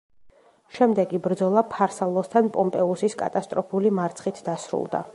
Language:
Georgian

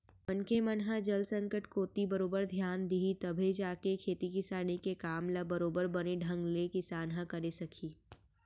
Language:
Chhattisgarhi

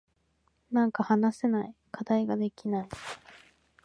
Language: Japanese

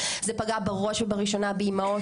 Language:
Hebrew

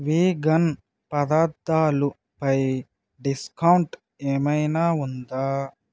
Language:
Telugu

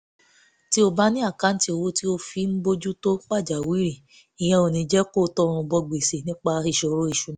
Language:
Yoruba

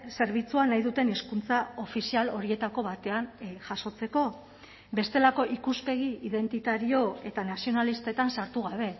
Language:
Basque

